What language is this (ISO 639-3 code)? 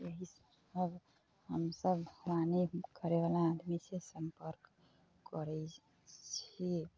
mai